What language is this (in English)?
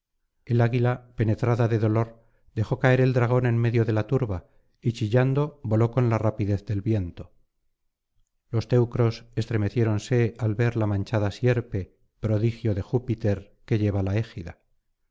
Spanish